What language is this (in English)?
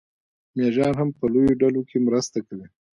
Pashto